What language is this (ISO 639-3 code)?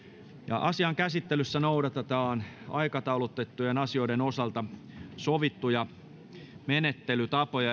fin